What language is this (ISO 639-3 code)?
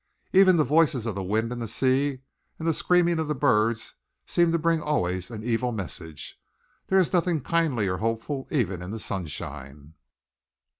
eng